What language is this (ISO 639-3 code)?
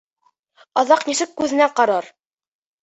bak